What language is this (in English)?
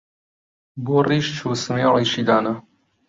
Central Kurdish